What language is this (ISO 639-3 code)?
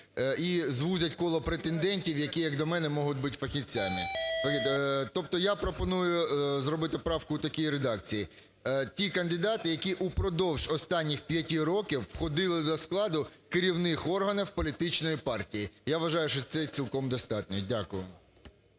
ukr